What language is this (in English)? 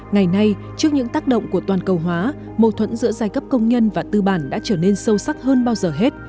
Vietnamese